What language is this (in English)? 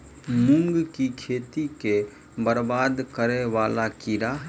Maithili